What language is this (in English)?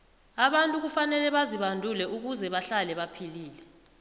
South Ndebele